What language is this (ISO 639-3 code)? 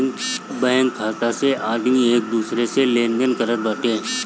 bho